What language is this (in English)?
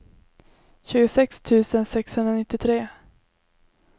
Swedish